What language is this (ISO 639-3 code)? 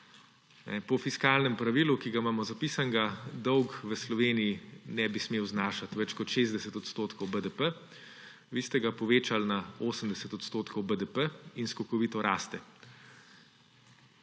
slv